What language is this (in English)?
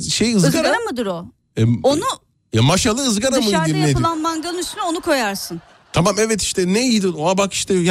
Turkish